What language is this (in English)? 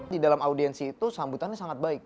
Indonesian